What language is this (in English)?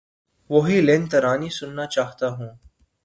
Urdu